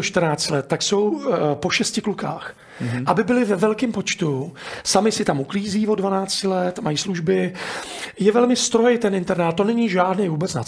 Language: Czech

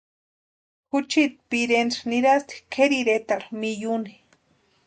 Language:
Western Highland Purepecha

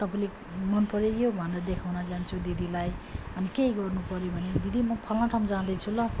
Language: Nepali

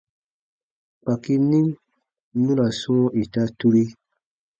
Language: Baatonum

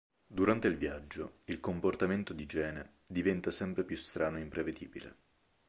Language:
Italian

